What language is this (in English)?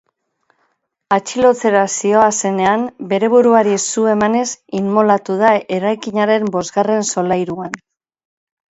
Basque